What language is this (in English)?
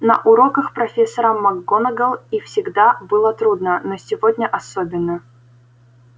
Russian